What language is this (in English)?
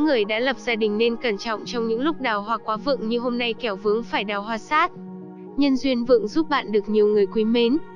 Vietnamese